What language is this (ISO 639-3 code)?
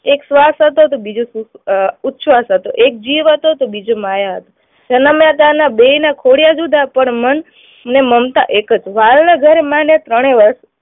guj